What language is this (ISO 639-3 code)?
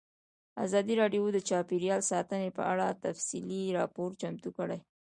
pus